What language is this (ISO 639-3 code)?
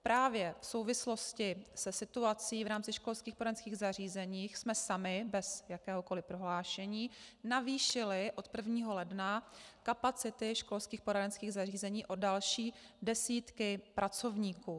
ces